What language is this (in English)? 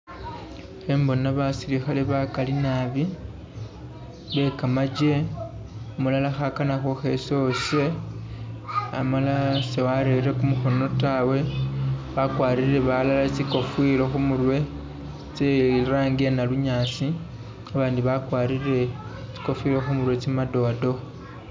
Masaaba